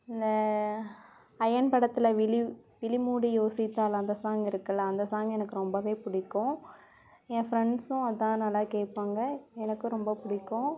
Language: Tamil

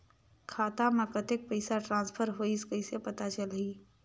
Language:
Chhattisgarhi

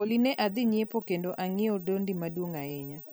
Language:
Luo (Kenya and Tanzania)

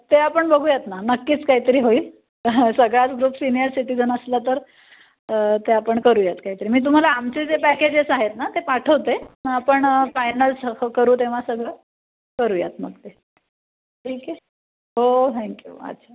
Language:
Marathi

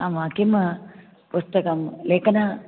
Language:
Sanskrit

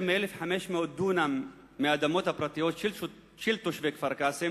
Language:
Hebrew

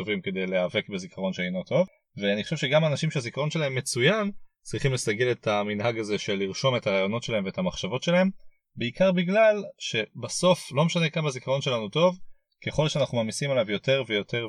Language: Hebrew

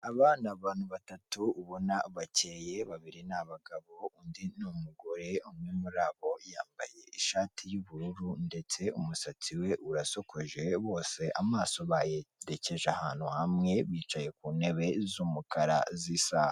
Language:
Kinyarwanda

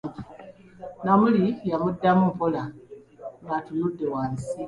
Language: Ganda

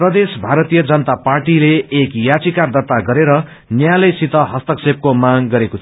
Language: Nepali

